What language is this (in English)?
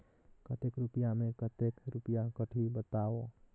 Chhattisgarhi